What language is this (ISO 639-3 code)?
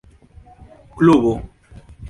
epo